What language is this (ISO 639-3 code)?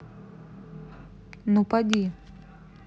rus